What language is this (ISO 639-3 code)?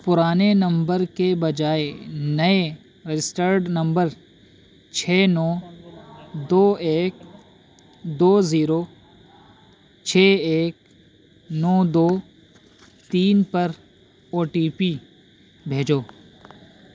urd